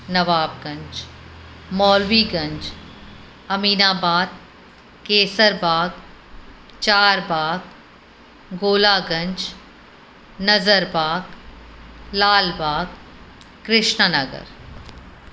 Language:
Sindhi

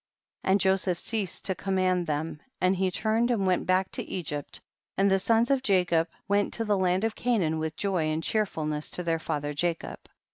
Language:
English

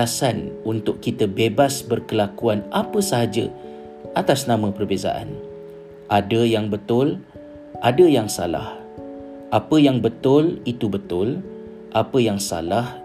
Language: Malay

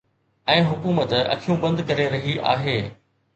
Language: Sindhi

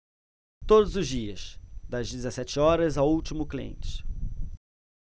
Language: Portuguese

